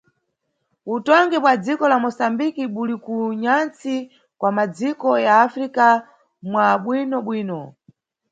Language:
Nyungwe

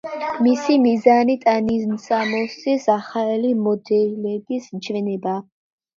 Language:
Georgian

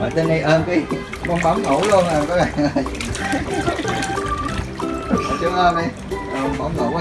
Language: Vietnamese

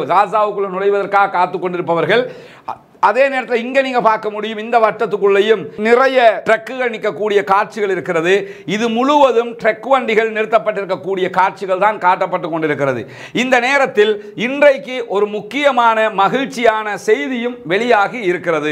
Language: Romanian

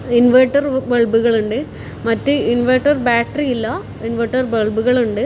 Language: Malayalam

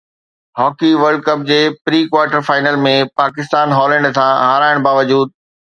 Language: Sindhi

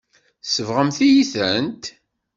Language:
Kabyle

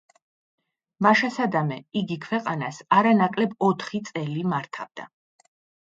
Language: Georgian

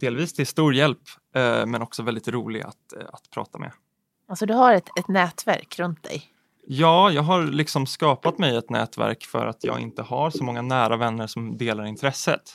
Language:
Swedish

